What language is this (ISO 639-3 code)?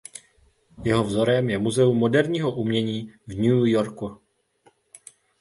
ces